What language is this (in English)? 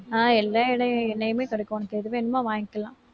Tamil